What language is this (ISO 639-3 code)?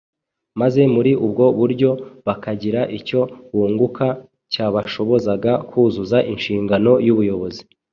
kin